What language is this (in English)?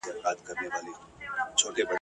Pashto